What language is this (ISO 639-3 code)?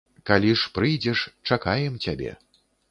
bel